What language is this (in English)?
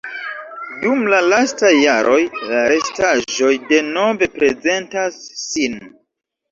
Esperanto